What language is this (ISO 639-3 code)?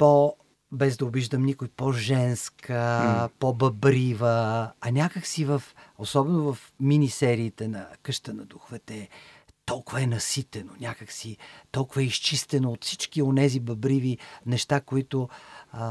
bul